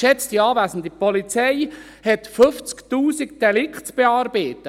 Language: Swiss German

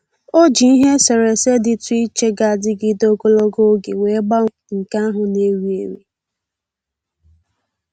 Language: Igbo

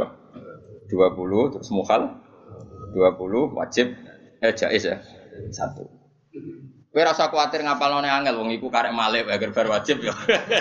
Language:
Indonesian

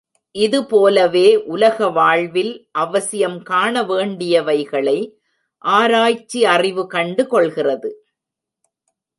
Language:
Tamil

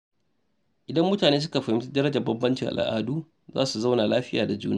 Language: Hausa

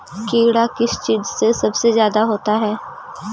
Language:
Magahi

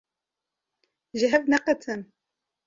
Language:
Kurdish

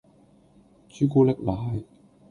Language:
Cantonese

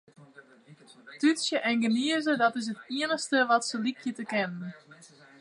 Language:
Western Frisian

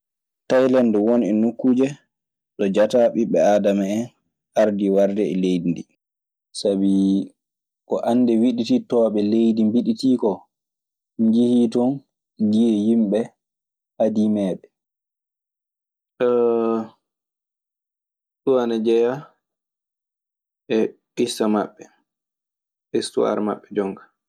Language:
Maasina Fulfulde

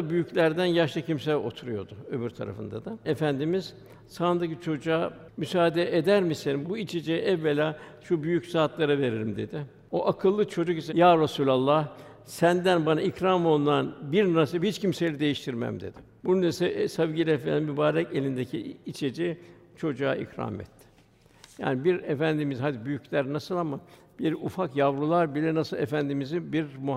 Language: Turkish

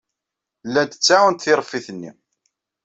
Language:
Kabyle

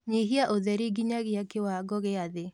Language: Kikuyu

